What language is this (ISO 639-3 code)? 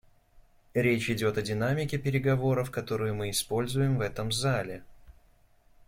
rus